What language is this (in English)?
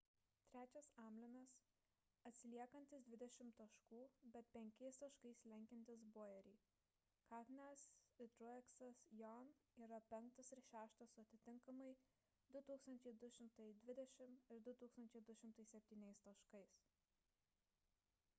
Lithuanian